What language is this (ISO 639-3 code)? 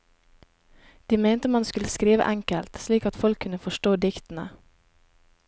nor